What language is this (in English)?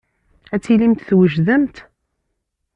Kabyle